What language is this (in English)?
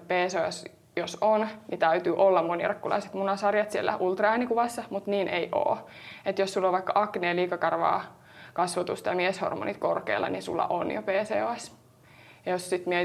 Finnish